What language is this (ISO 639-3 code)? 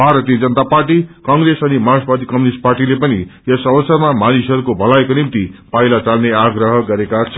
nep